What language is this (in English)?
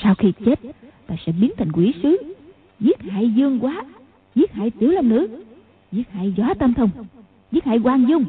Vietnamese